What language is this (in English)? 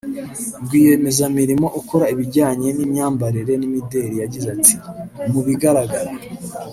Kinyarwanda